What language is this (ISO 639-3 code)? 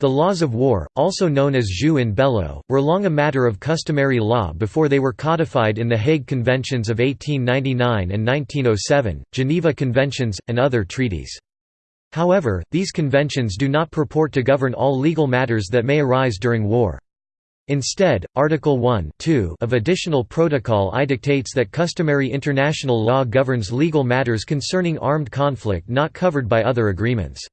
eng